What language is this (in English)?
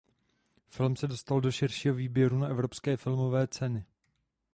Czech